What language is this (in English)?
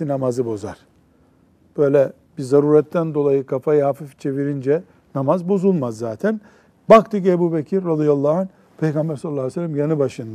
Turkish